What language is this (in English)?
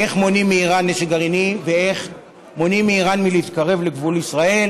Hebrew